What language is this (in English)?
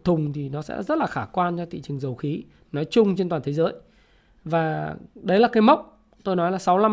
Vietnamese